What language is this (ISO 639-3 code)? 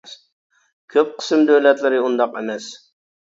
uig